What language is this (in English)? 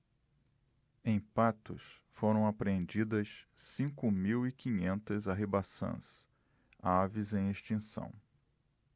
Portuguese